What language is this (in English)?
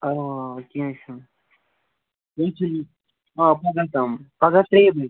Kashmiri